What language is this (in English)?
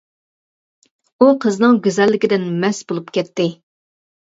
Uyghur